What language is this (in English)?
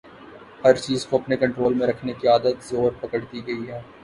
Urdu